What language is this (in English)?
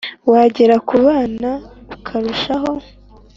Kinyarwanda